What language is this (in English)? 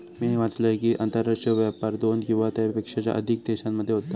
Marathi